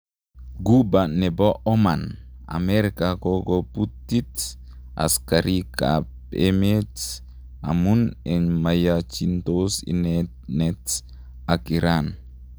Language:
Kalenjin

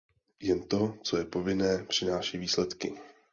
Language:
Czech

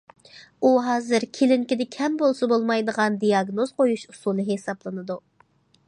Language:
Uyghur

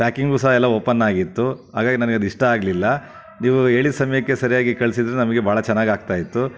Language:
Kannada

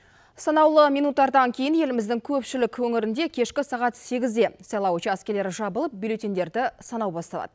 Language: Kazakh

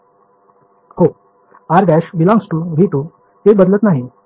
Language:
Marathi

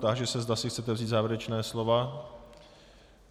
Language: Czech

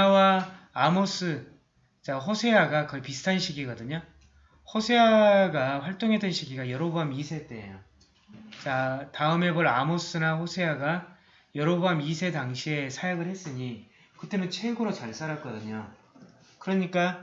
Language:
Korean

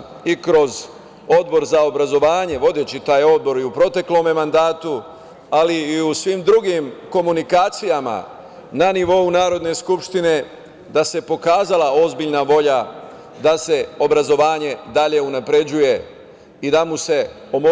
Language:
Serbian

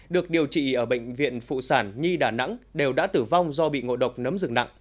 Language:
Vietnamese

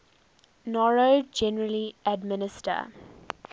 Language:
English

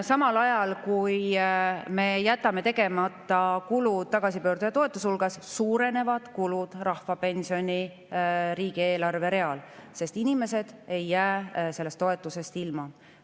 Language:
Estonian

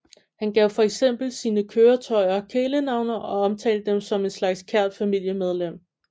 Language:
Danish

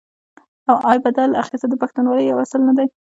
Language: Pashto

